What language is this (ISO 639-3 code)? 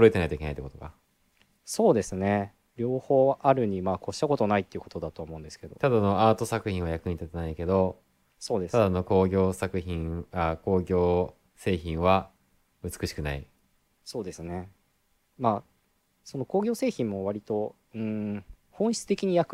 jpn